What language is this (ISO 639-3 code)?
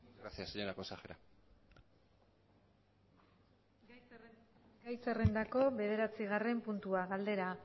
eus